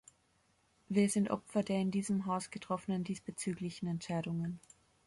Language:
German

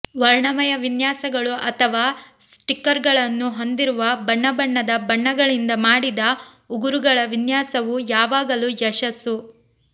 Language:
Kannada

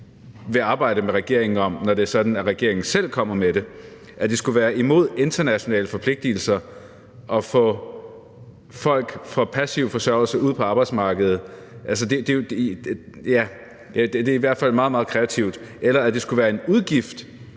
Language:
Danish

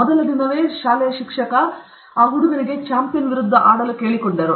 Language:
Kannada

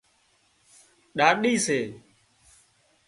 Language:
Wadiyara Koli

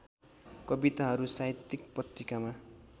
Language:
Nepali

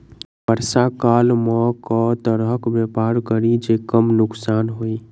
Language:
Maithili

